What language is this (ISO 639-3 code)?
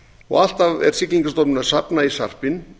isl